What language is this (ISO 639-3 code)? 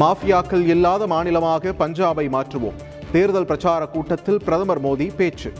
tam